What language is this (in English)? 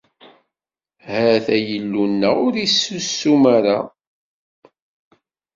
Kabyle